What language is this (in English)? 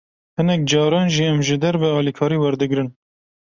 Kurdish